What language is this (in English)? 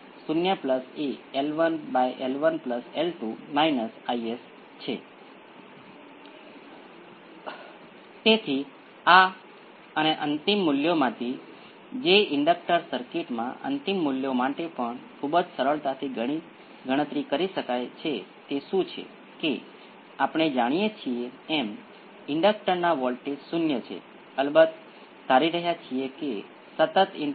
Gujarati